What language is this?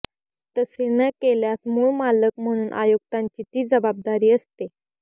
Marathi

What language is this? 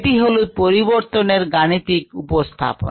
Bangla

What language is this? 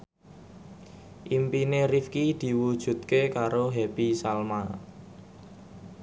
Javanese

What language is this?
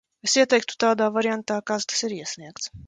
Latvian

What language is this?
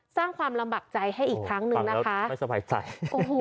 Thai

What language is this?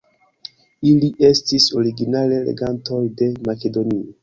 Esperanto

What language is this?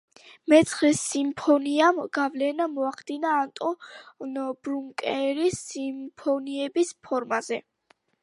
Georgian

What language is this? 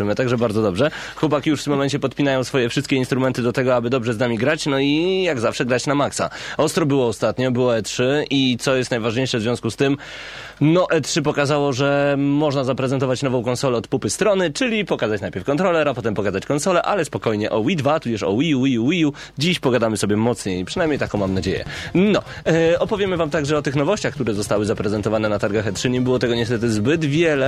Polish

